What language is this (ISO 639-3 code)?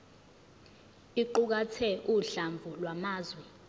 zul